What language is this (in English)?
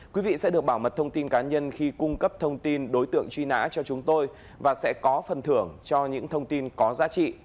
Vietnamese